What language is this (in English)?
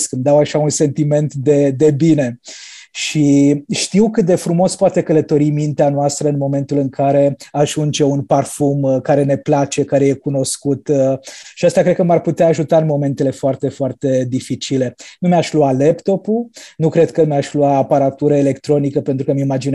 Romanian